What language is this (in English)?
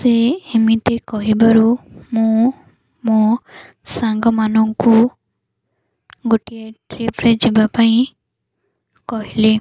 Odia